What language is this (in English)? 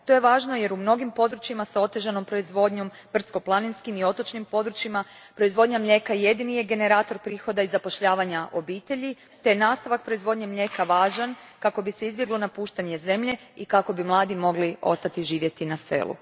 Croatian